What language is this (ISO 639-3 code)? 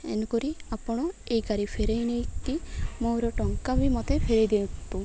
ori